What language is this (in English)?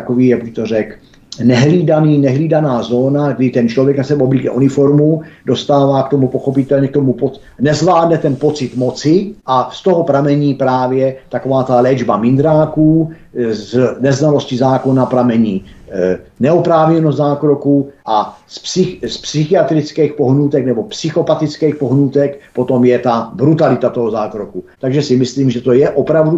Czech